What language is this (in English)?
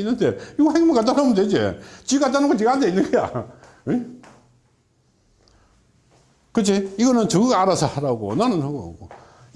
Korean